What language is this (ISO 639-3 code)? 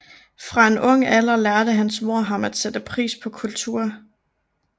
dan